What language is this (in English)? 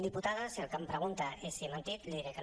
Catalan